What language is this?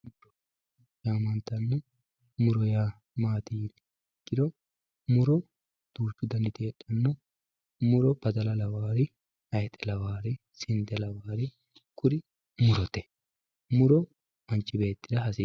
Sidamo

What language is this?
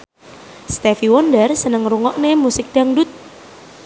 Javanese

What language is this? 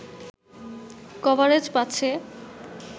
Bangla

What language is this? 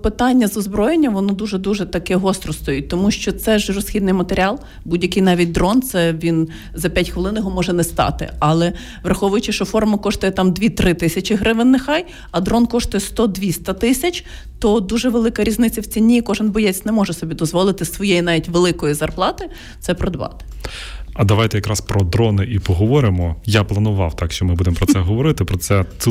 Ukrainian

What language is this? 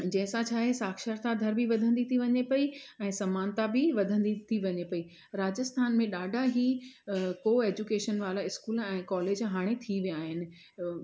Sindhi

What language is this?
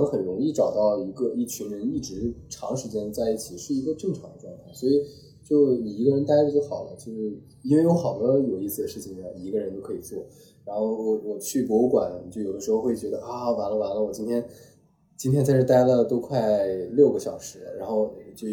Chinese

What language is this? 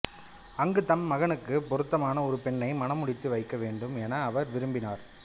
Tamil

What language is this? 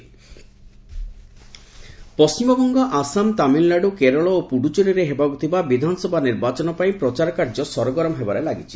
Odia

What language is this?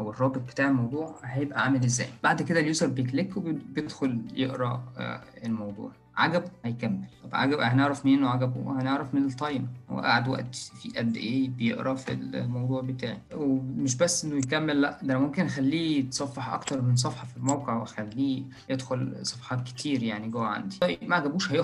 Arabic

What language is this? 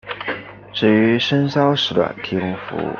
Chinese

